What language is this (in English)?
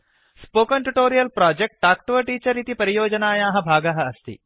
Sanskrit